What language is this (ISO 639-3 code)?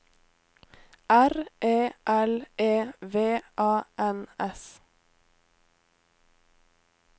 nor